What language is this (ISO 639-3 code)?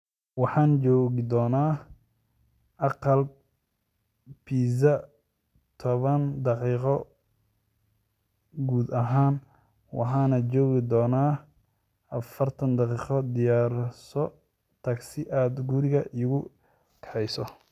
som